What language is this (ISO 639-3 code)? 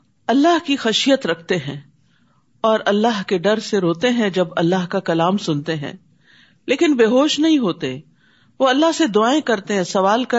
urd